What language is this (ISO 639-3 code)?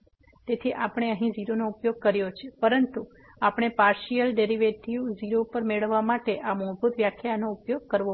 guj